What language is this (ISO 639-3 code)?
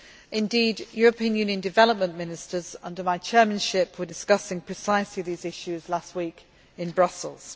eng